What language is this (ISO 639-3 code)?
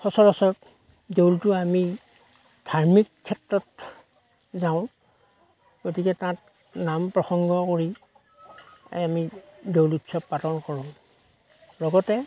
asm